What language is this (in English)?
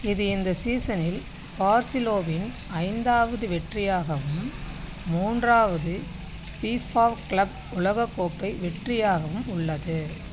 Tamil